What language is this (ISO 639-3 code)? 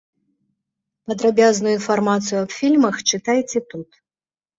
bel